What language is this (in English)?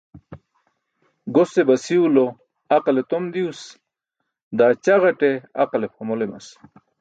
Burushaski